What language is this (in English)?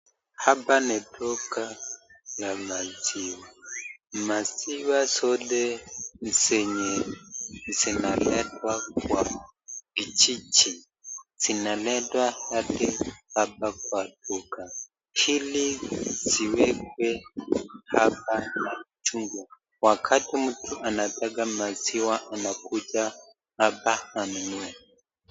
Swahili